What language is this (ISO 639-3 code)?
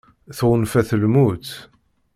kab